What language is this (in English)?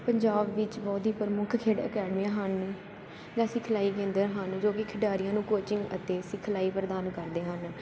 Punjabi